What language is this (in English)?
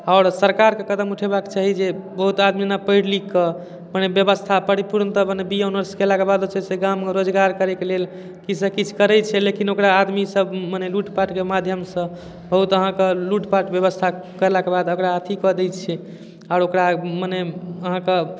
Maithili